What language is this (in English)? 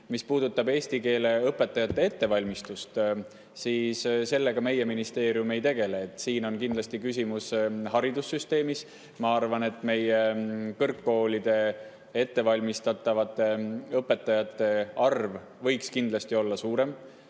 Estonian